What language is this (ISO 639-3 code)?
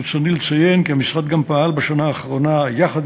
heb